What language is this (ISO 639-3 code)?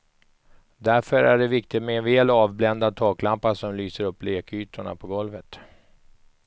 swe